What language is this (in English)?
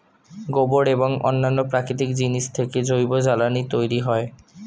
Bangla